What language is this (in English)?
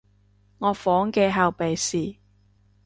Cantonese